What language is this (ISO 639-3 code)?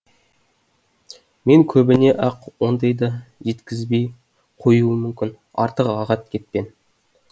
kaz